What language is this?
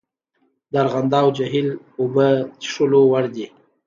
Pashto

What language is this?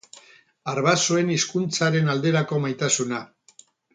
Basque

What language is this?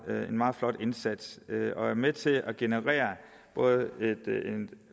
Danish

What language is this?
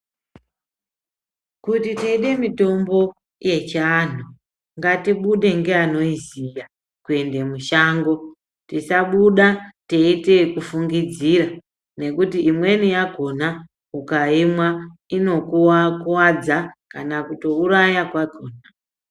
Ndau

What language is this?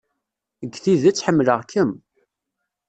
Kabyle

